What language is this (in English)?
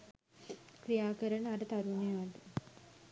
Sinhala